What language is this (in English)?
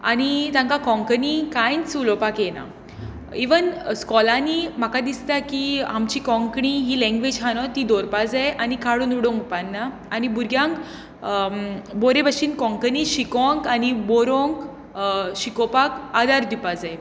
Konkani